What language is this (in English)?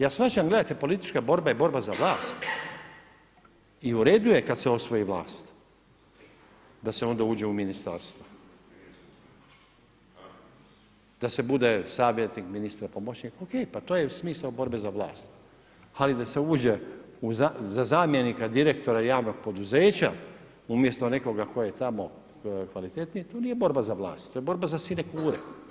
Croatian